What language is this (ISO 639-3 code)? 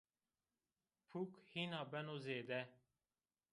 zza